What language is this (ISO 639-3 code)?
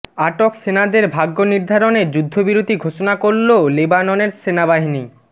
ben